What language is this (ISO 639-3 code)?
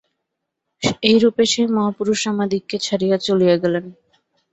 ben